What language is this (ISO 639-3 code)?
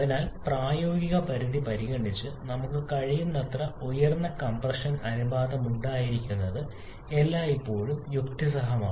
mal